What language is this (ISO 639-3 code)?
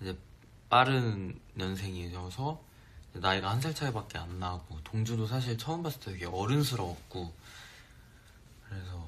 kor